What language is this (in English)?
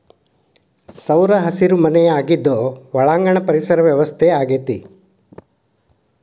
Kannada